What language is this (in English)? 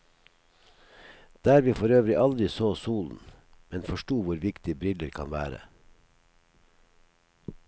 Norwegian